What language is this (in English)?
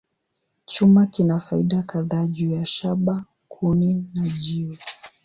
Swahili